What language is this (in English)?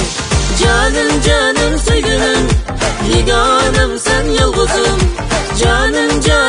Turkish